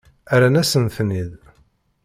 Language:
Kabyle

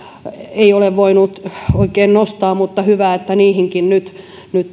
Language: Finnish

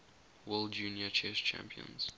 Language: English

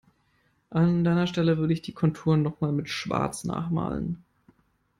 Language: German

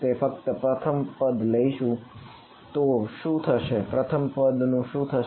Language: Gujarati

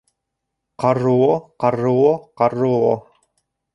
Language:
Bashkir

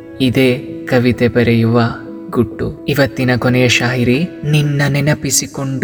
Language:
Kannada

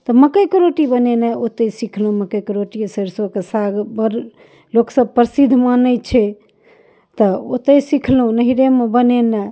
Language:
Maithili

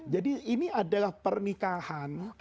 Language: Indonesian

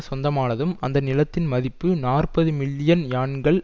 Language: Tamil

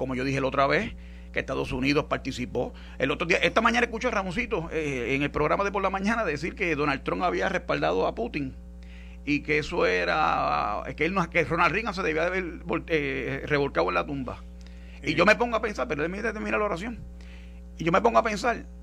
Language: Spanish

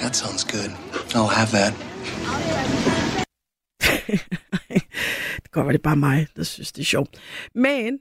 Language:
Danish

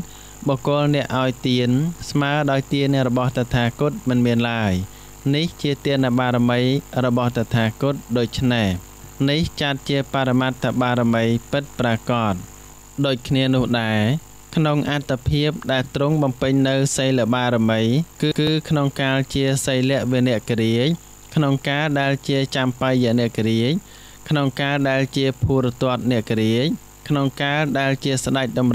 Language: Thai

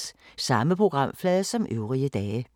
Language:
Danish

